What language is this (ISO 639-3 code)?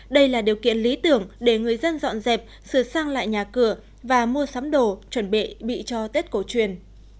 vie